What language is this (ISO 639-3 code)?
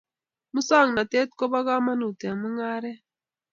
kln